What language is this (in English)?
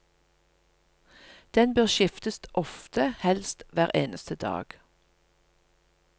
Norwegian